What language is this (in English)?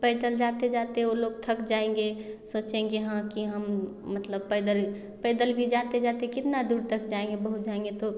Hindi